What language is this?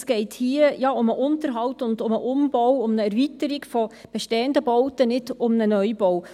Swiss German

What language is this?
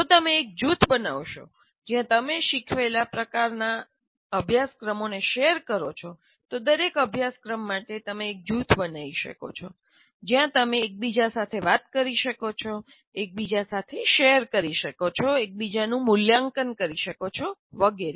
Gujarati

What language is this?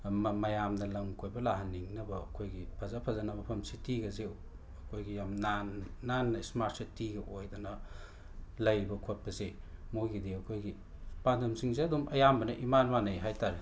Manipuri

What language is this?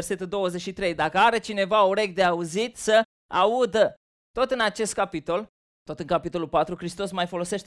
Romanian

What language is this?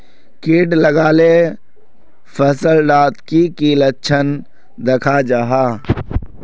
Magahi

